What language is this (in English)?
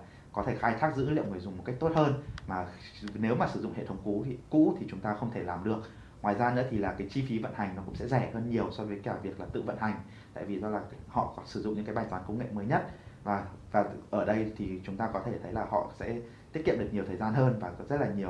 Vietnamese